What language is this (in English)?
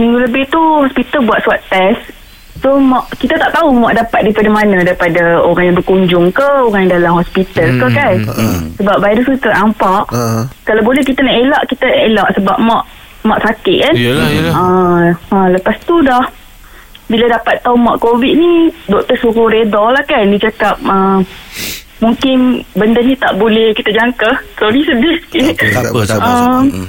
Malay